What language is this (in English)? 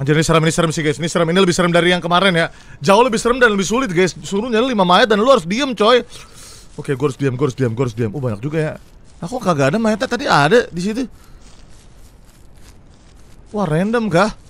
Indonesian